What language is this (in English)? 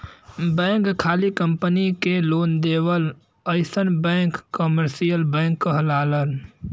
Bhojpuri